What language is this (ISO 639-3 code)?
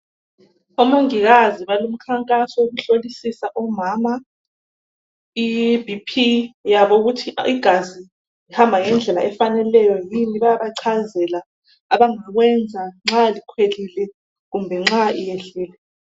nde